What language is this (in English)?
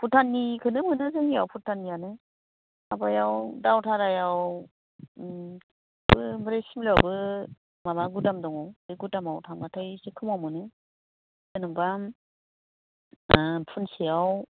Bodo